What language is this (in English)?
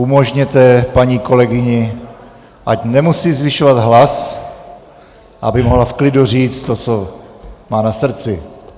Czech